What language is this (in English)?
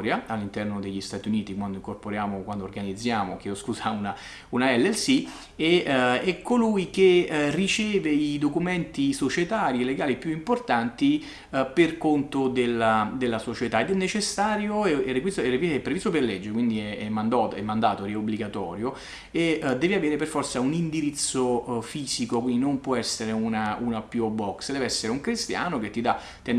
Italian